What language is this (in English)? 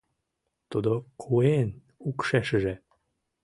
Mari